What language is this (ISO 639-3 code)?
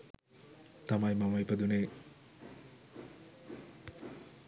sin